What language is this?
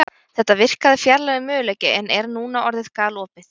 Icelandic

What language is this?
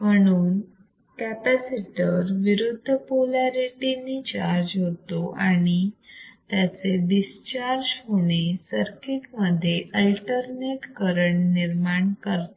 Marathi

